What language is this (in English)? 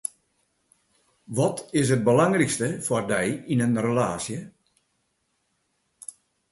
Western Frisian